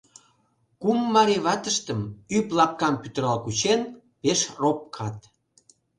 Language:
Mari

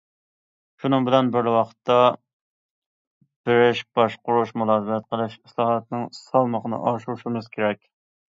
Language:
Uyghur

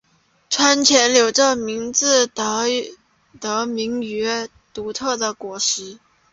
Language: Chinese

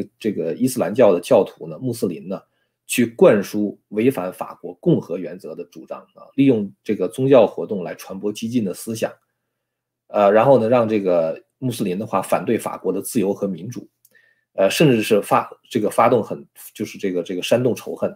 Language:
Chinese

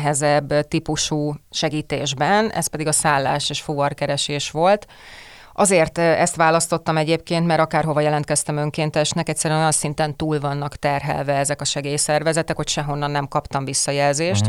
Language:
Hungarian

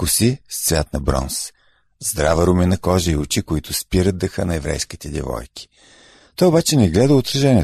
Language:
Bulgarian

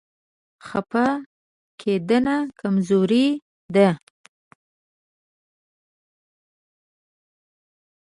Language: Pashto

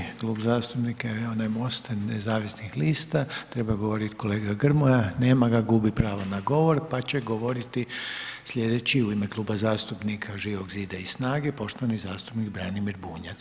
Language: Croatian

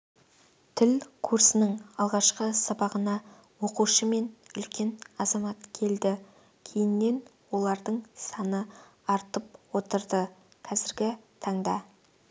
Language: Kazakh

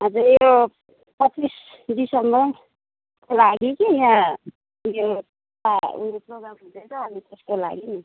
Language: Nepali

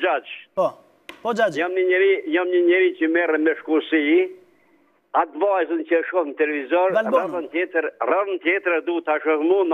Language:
Romanian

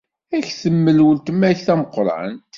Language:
Kabyle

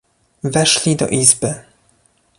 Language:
Polish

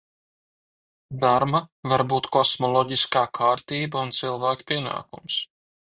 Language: Latvian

